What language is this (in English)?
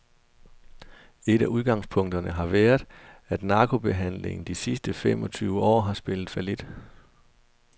Danish